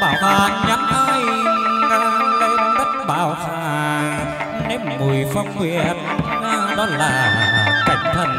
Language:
Vietnamese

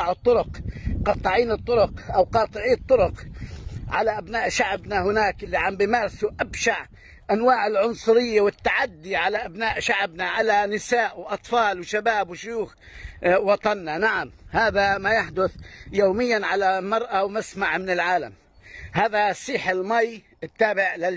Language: Arabic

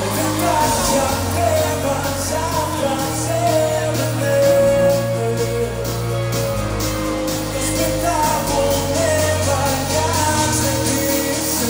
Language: Romanian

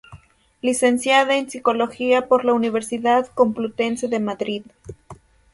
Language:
Spanish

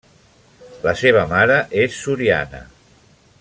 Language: Catalan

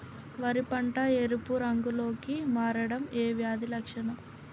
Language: Telugu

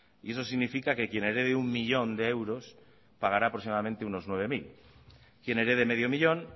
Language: Spanish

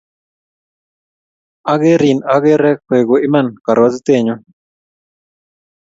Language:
Kalenjin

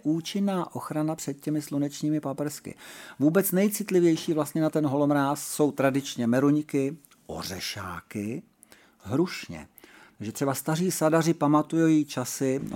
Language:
Czech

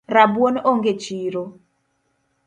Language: Luo (Kenya and Tanzania)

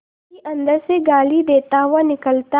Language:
Hindi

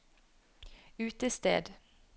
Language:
Norwegian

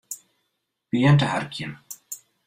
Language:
Western Frisian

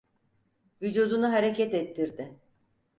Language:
Turkish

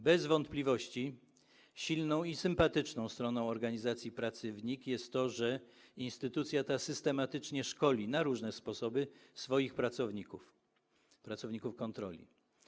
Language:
Polish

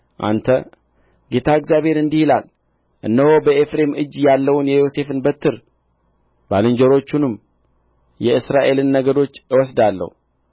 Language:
Amharic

